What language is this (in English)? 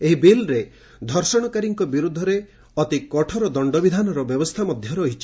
Odia